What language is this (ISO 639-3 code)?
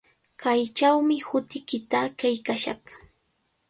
qvl